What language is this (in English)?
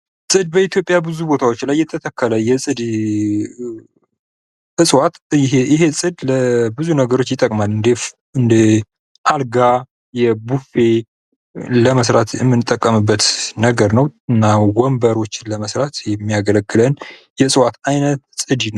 Amharic